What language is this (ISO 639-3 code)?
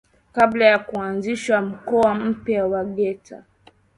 swa